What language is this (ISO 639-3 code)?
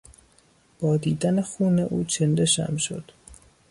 fas